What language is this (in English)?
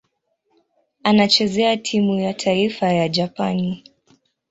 Swahili